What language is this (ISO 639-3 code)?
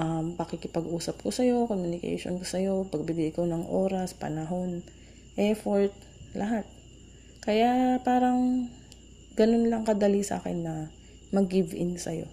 fil